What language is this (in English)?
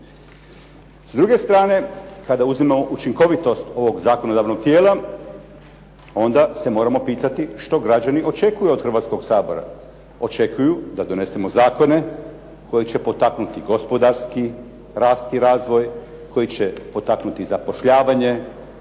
Croatian